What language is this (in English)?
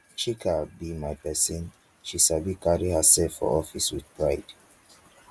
Nigerian Pidgin